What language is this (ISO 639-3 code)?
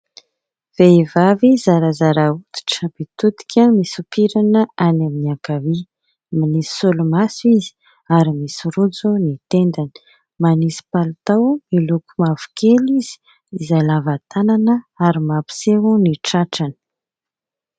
mlg